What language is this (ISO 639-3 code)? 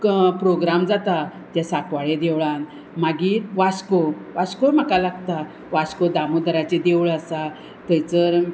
kok